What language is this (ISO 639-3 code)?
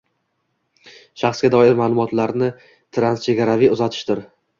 uzb